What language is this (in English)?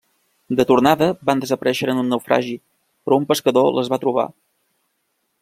Catalan